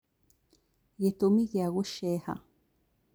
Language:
Kikuyu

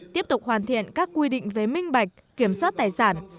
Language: Vietnamese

